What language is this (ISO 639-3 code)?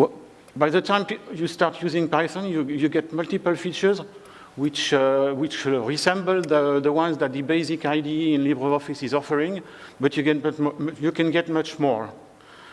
eng